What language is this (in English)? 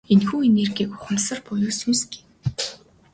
Mongolian